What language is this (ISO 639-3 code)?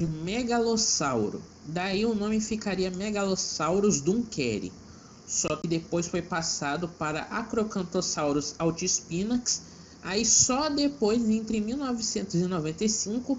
por